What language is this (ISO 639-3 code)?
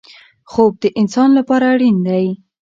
pus